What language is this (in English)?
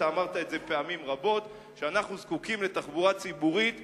Hebrew